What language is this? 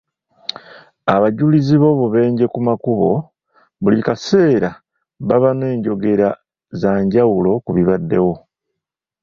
Ganda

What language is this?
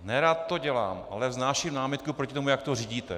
Czech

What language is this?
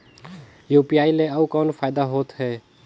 Chhattisgarhi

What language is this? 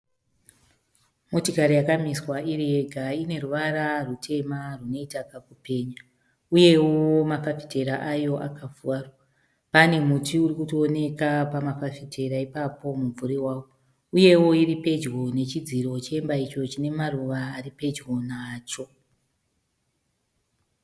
Shona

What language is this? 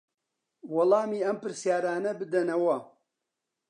Central Kurdish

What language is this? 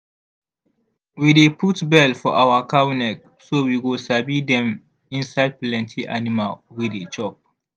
Nigerian Pidgin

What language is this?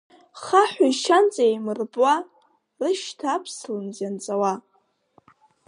Abkhazian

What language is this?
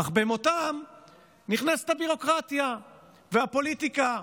Hebrew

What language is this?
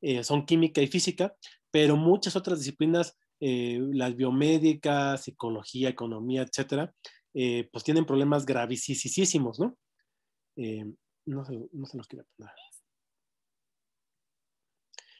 Spanish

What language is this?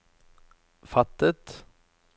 Norwegian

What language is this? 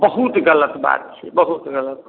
Maithili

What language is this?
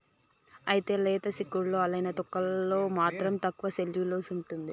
Telugu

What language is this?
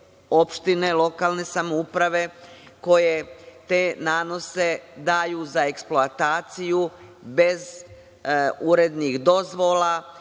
Serbian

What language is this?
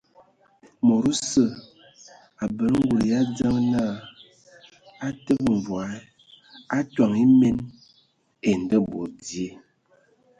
Ewondo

